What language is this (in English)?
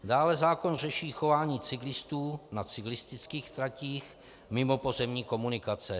Czech